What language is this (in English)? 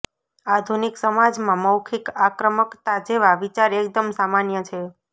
Gujarati